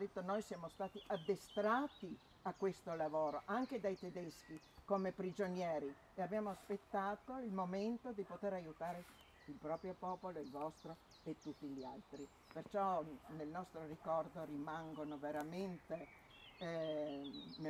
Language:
Italian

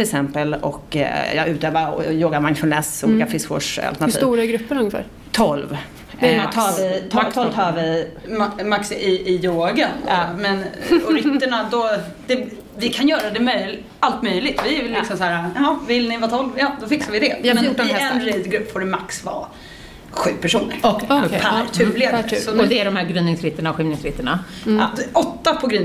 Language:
Swedish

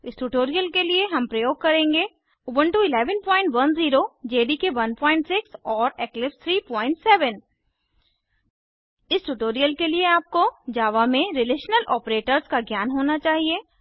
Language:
Hindi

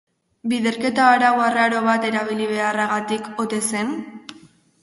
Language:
Basque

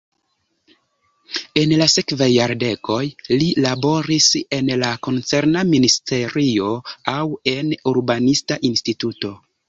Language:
Esperanto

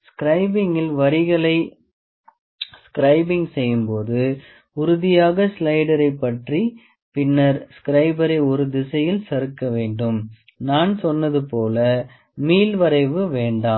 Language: Tamil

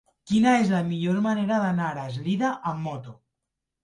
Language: Catalan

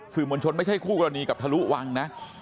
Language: Thai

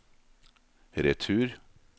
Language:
Norwegian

